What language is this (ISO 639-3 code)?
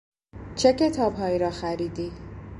fas